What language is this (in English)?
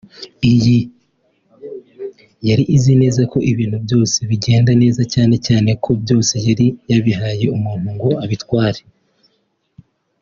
Kinyarwanda